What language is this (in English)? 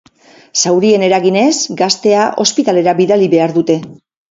Basque